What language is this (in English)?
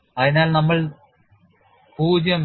Malayalam